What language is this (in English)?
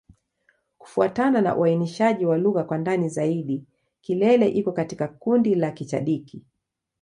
Swahili